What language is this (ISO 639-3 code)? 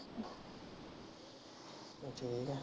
pan